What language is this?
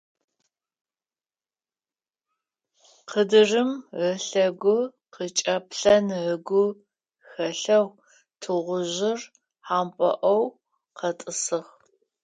Adyghe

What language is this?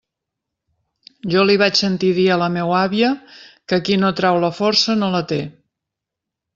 Catalan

